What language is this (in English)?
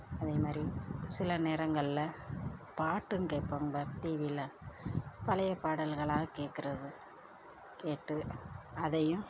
Tamil